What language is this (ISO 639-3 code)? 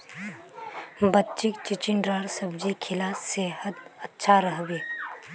mag